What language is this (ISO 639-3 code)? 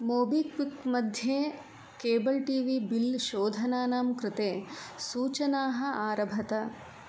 san